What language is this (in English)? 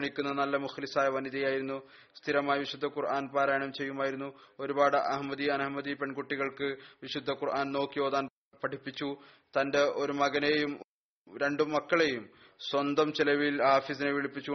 Malayalam